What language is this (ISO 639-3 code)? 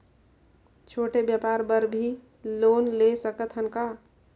hne